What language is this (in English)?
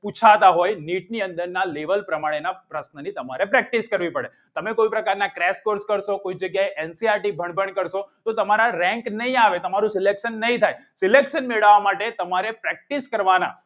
Gujarati